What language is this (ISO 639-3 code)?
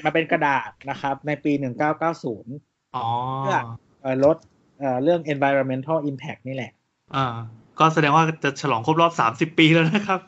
tha